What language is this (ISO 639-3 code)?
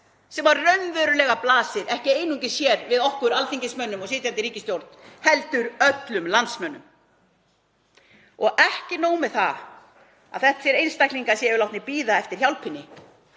isl